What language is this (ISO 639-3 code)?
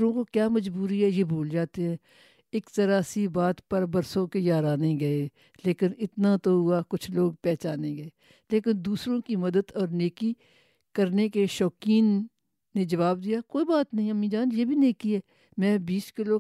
urd